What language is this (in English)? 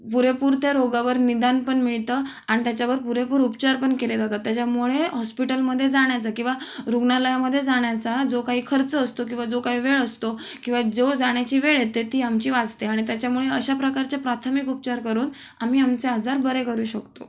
Marathi